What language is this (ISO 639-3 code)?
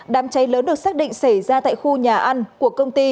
vie